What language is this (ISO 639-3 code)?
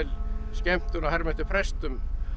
isl